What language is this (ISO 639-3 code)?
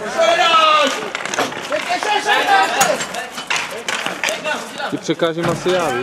ces